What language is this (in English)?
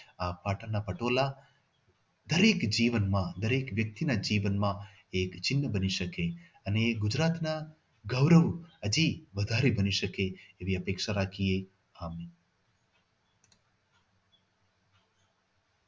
Gujarati